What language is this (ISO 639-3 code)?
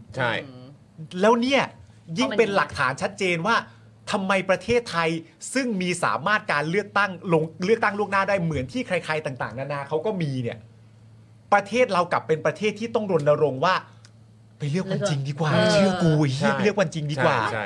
tha